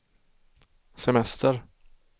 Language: Swedish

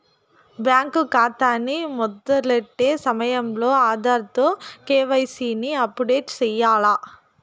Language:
Telugu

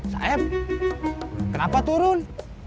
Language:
Indonesian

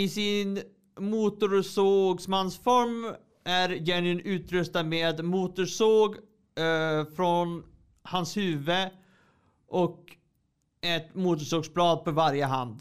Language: Swedish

